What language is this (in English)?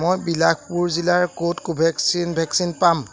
Assamese